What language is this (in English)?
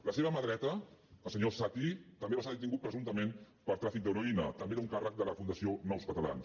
Catalan